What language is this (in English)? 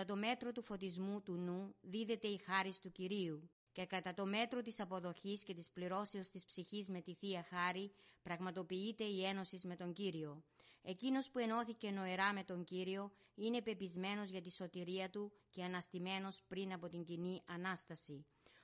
Greek